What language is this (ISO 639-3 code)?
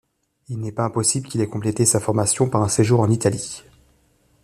fra